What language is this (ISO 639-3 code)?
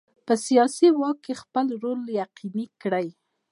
pus